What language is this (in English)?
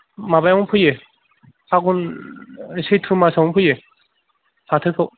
Bodo